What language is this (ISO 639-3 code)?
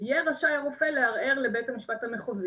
heb